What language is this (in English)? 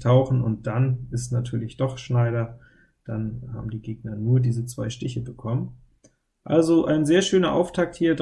German